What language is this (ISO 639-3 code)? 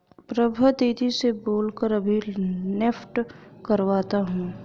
hin